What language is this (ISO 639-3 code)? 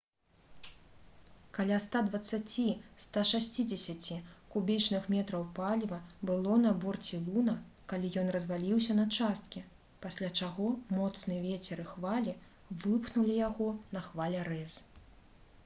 bel